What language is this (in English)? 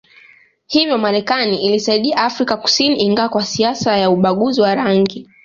Swahili